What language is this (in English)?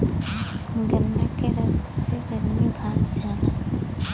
Bhojpuri